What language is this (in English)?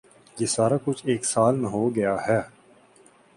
Urdu